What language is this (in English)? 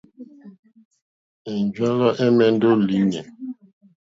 Mokpwe